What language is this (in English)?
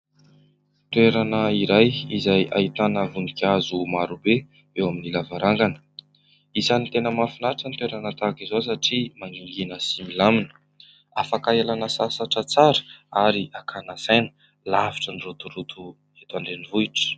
Malagasy